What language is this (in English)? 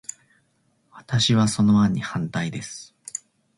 Japanese